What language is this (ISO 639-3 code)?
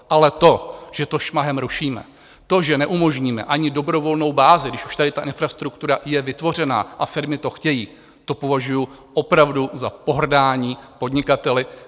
ces